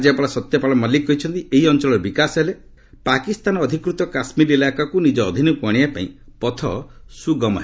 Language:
Odia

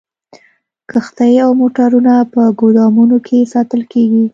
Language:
Pashto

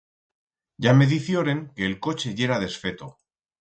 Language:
Aragonese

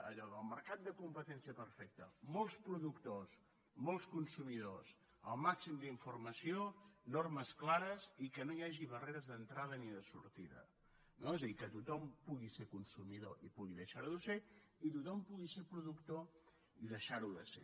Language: Catalan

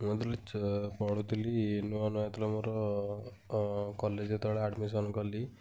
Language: Odia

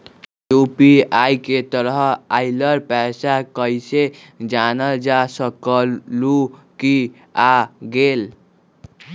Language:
Magahi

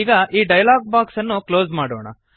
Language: Kannada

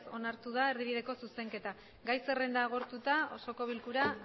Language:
Basque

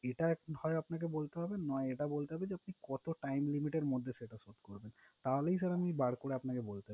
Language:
Bangla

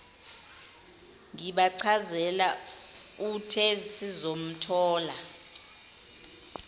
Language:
Zulu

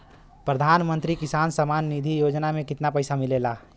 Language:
Bhojpuri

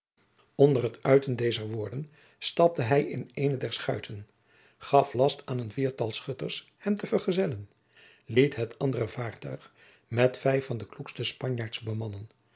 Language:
Dutch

